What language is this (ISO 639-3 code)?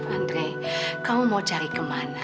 ind